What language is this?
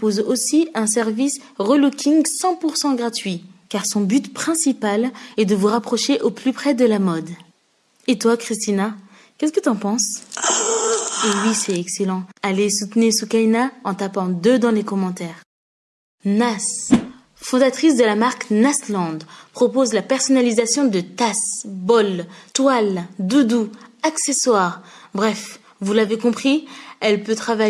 French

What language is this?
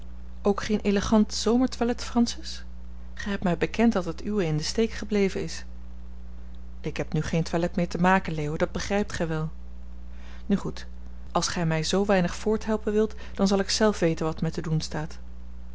Dutch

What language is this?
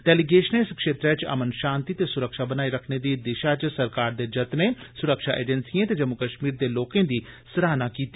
Dogri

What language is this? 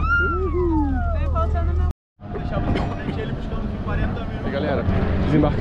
Portuguese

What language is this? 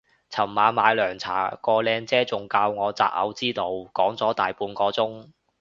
Cantonese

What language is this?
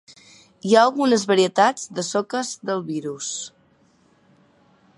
Catalan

